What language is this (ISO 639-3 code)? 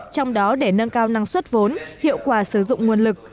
vie